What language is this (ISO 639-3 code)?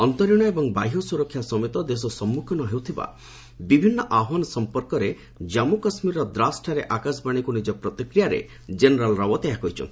ori